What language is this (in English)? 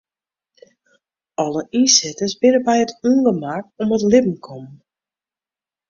Western Frisian